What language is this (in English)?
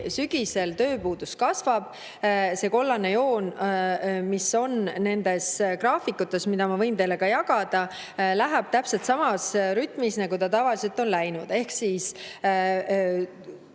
Estonian